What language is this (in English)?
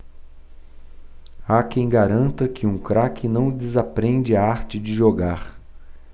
Portuguese